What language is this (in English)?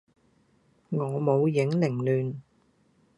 Cantonese